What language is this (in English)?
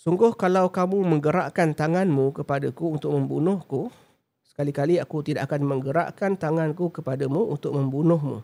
Malay